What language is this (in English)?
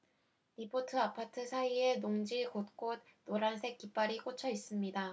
Korean